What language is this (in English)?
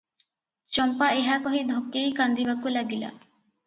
Odia